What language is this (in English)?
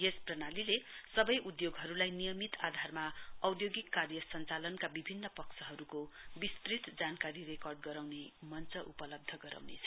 Nepali